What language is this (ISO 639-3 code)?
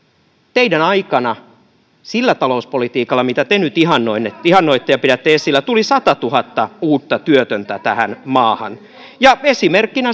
fin